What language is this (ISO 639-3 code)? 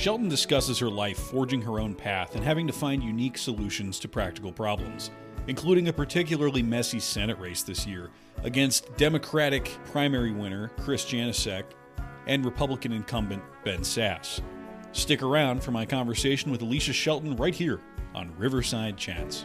eng